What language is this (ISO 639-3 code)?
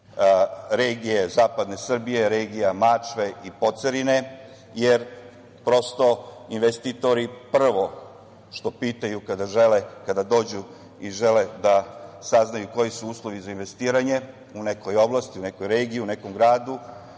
srp